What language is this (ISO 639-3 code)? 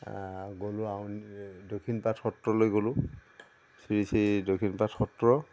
asm